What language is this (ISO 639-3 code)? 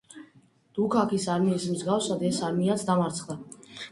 kat